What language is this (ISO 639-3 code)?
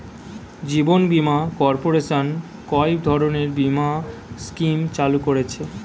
ben